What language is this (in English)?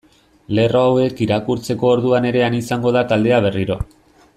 Basque